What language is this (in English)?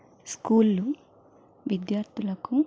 Telugu